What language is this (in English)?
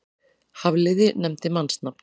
Icelandic